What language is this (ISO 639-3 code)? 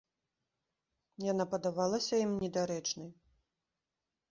bel